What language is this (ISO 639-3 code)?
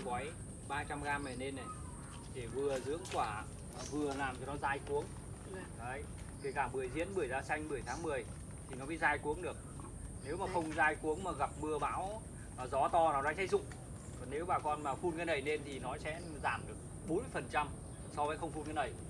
vie